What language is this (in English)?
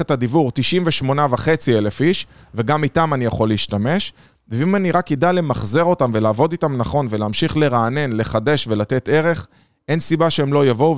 Hebrew